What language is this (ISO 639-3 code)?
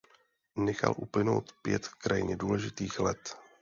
ces